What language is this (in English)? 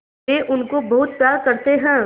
Hindi